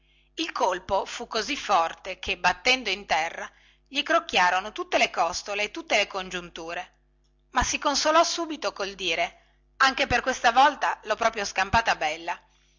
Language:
Italian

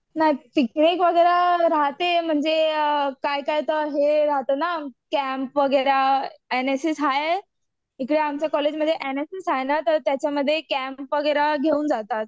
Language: Marathi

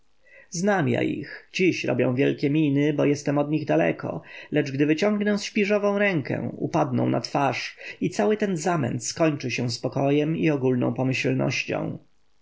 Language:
Polish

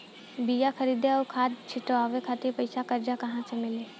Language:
Bhojpuri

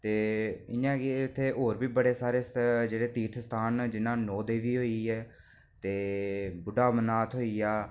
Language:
Dogri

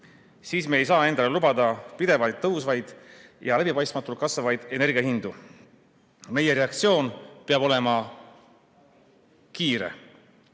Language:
Estonian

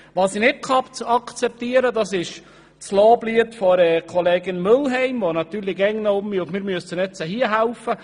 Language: Swiss German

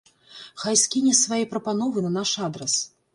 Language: Belarusian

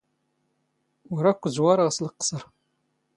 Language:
Standard Moroccan Tamazight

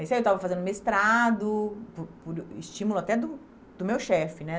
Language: Portuguese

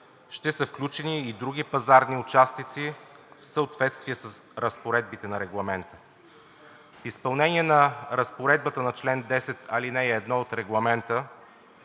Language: Bulgarian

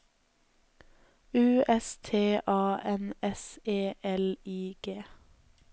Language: Norwegian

